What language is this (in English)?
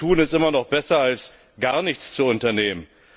German